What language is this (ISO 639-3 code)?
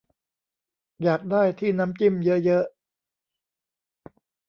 tha